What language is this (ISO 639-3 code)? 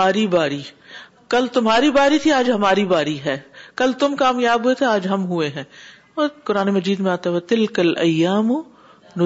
urd